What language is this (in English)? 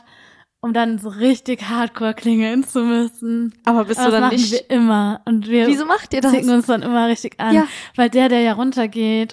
German